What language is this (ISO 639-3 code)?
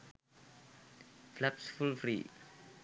sin